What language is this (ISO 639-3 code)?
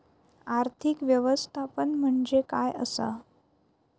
mar